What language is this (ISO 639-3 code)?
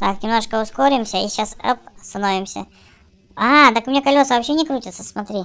rus